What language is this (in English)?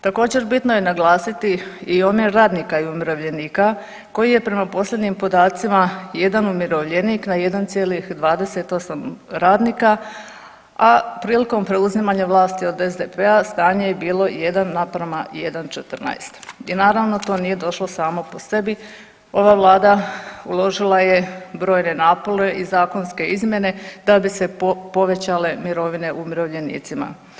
Croatian